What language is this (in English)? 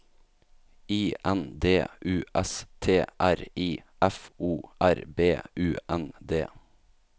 Norwegian